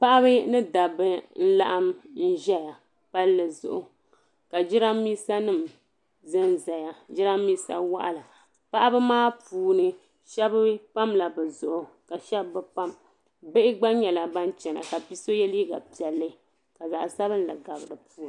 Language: Dagbani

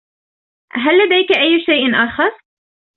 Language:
Arabic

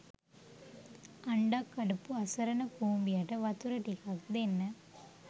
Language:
Sinhala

